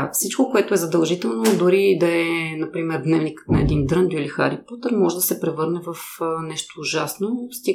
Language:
Bulgarian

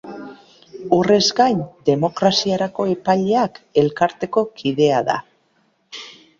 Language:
Basque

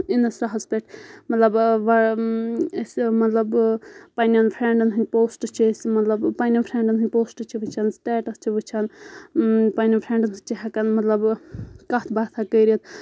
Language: Kashmiri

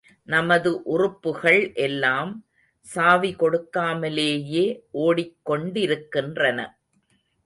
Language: Tamil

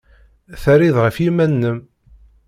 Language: Kabyle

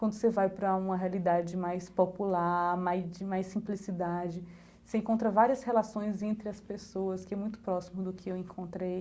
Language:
Portuguese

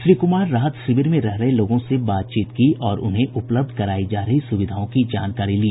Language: Hindi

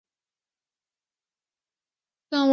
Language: Chinese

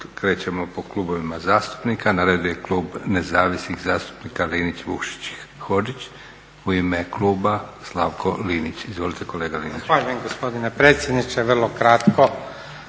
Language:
Croatian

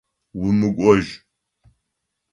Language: Adyghe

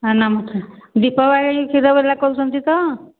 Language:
Odia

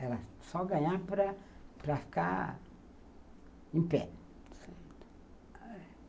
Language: Portuguese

